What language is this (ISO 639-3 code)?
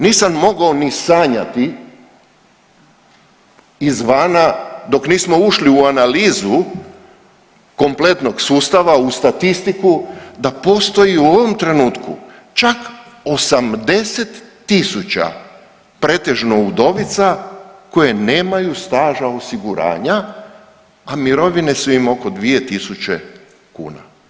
hrv